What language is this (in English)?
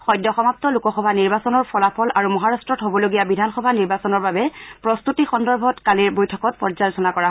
Assamese